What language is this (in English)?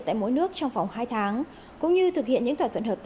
Vietnamese